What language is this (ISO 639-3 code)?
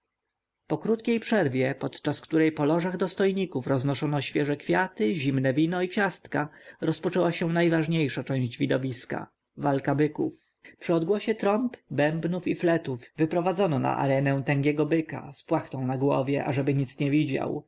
pol